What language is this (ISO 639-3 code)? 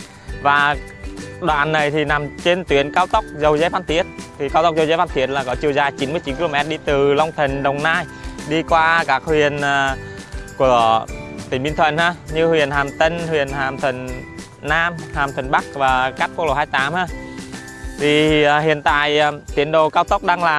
vie